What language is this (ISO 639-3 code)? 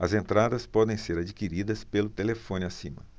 por